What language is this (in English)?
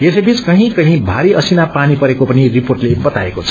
Nepali